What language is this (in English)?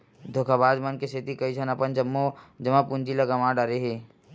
Chhattisgarhi